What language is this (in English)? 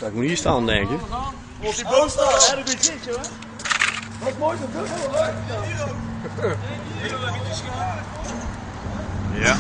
Dutch